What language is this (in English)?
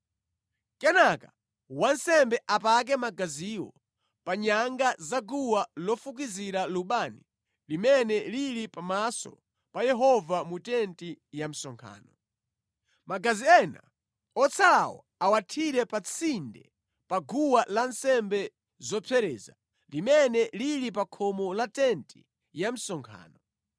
Nyanja